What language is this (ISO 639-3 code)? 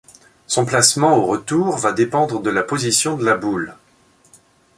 fra